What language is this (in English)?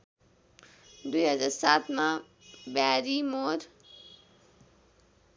Nepali